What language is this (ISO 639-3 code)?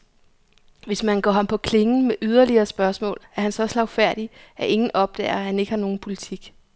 dan